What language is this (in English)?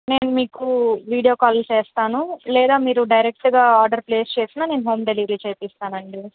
Telugu